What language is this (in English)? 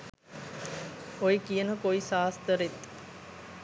Sinhala